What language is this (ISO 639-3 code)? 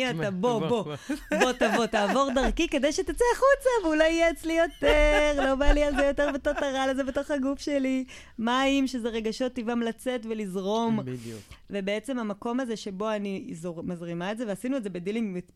heb